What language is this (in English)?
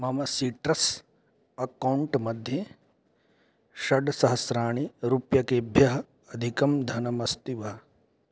Sanskrit